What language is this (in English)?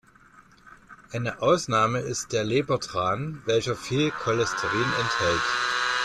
German